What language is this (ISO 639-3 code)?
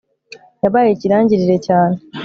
kin